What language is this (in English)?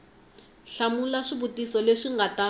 Tsonga